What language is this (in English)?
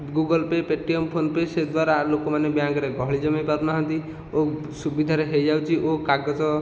Odia